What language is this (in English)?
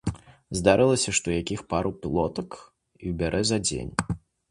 Belarusian